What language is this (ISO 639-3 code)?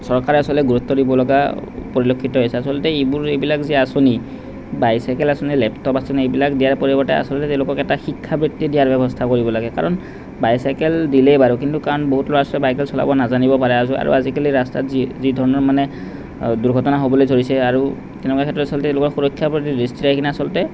asm